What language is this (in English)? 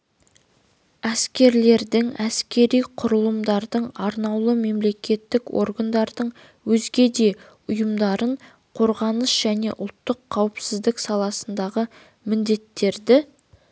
Kazakh